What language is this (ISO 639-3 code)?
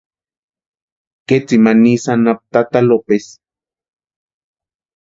pua